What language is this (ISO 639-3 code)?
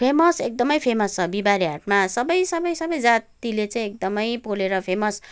nep